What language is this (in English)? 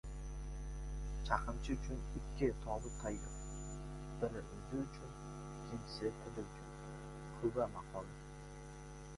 Uzbek